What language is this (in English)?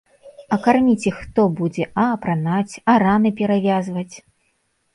Belarusian